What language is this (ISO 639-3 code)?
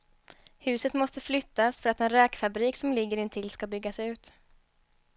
swe